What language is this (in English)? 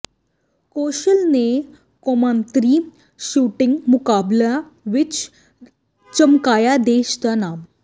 Punjabi